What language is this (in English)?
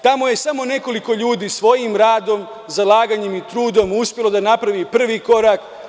Serbian